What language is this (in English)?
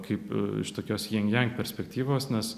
Lithuanian